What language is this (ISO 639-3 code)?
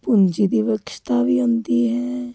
pan